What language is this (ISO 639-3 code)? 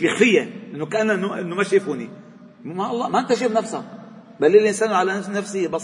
ara